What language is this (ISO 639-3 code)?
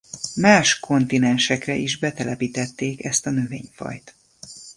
hun